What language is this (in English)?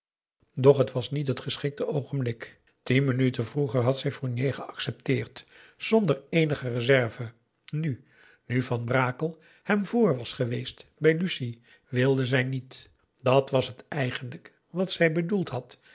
Dutch